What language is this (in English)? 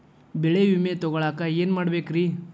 Kannada